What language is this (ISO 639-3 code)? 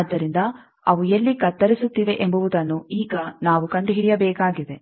kan